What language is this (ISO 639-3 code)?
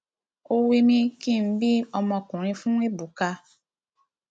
yor